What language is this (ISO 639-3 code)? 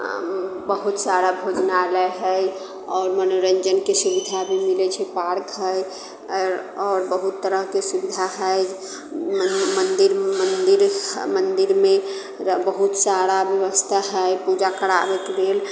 mai